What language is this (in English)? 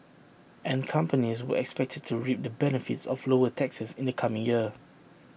English